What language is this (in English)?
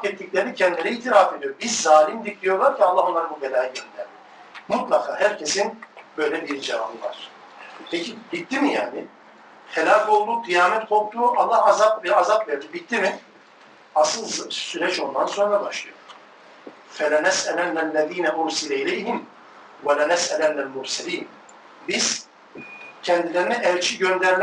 Turkish